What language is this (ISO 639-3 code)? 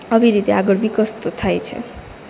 guj